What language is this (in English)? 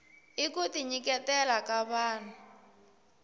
Tsonga